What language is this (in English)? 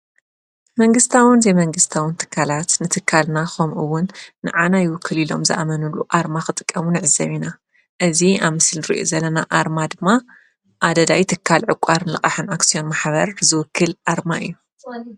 Tigrinya